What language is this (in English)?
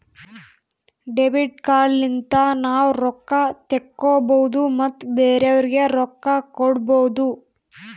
Kannada